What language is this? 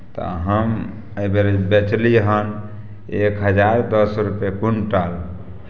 Maithili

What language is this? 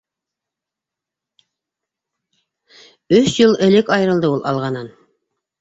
Bashkir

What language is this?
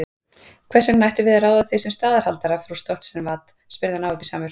Icelandic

